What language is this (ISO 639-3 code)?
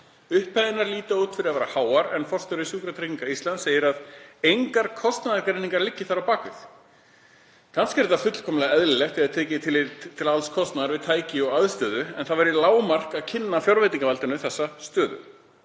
isl